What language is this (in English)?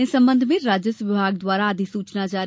Hindi